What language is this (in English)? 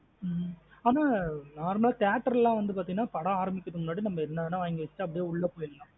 Tamil